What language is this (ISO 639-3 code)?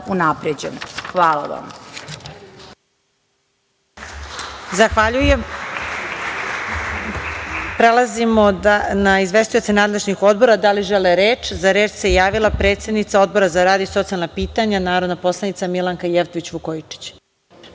srp